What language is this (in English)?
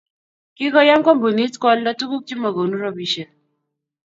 Kalenjin